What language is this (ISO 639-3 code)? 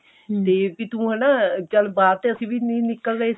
pan